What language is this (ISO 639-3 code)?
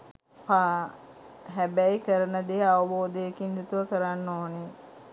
sin